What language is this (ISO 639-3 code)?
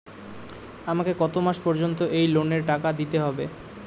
ben